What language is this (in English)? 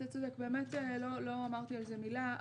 Hebrew